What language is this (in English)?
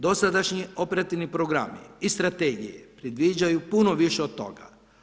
Croatian